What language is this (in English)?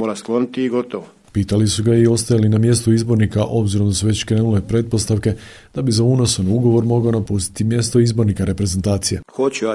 Croatian